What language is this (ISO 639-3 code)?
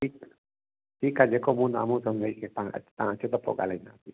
snd